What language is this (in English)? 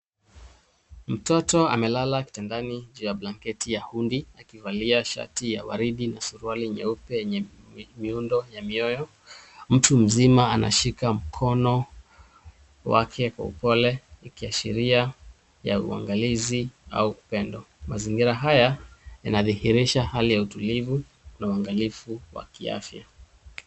Swahili